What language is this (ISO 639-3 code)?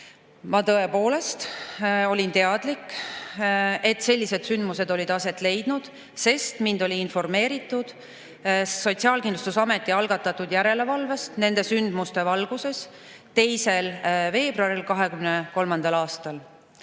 est